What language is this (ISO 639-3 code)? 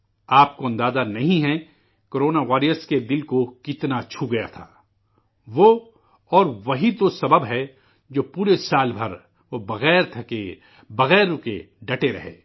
urd